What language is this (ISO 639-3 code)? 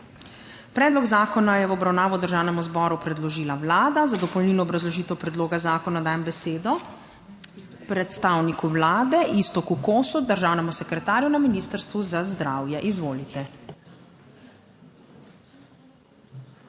slv